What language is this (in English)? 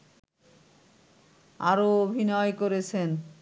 Bangla